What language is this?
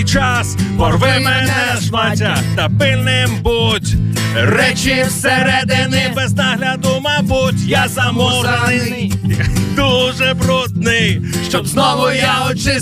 Ukrainian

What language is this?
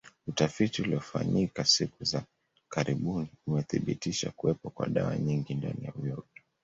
Swahili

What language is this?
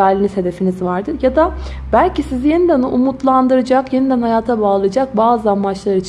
Turkish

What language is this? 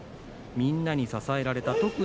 Japanese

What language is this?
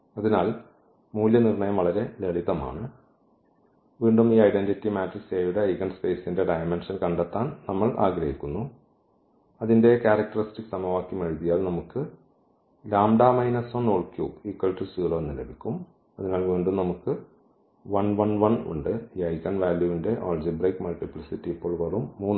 Malayalam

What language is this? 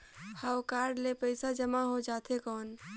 Chhattisgarhi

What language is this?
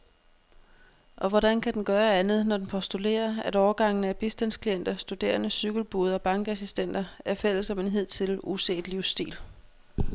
Danish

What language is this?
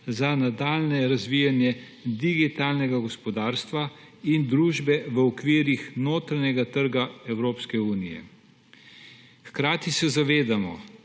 Slovenian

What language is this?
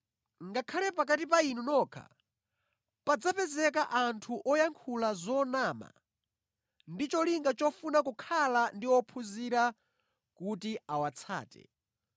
Nyanja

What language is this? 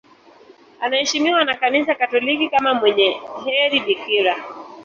Swahili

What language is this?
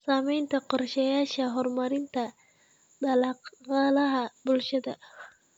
Somali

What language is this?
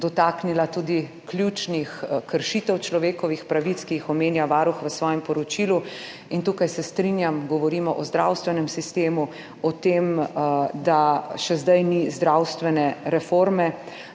Slovenian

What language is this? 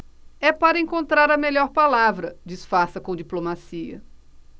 Portuguese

